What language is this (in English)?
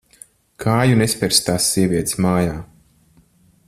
Latvian